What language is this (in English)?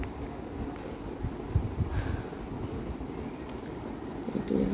Assamese